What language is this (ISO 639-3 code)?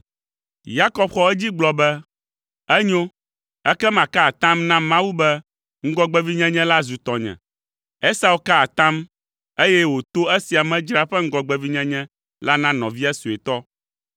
ewe